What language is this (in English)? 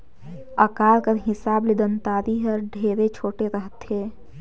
Chhattisgarhi